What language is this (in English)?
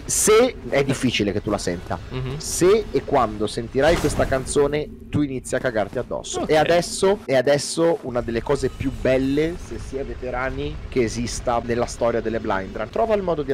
Italian